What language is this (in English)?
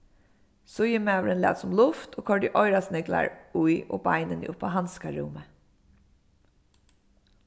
Faroese